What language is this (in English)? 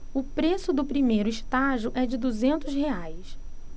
Portuguese